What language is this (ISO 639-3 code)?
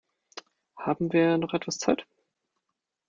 deu